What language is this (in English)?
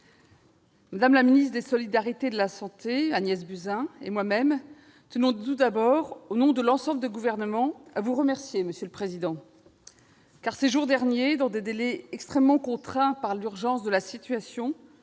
French